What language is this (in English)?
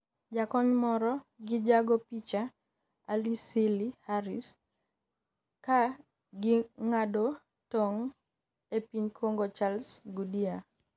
Luo (Kenya and Tanzania)